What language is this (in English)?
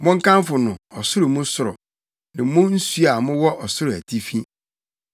Akan